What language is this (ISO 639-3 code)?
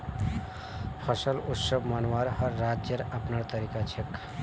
mag